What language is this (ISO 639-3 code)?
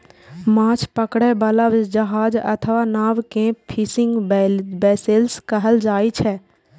mai